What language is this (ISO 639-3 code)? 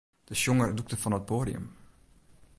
fry